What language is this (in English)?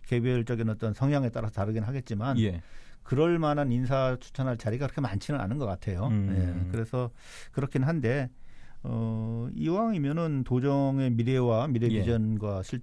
Korean